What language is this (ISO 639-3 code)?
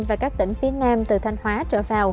vie